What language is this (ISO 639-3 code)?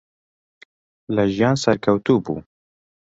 ckb